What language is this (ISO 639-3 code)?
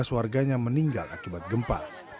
ind